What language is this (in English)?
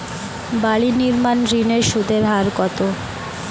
Bangla